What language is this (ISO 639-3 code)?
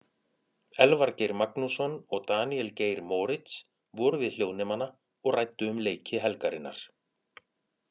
isl